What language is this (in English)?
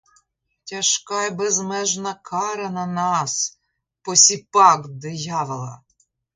Ukrainian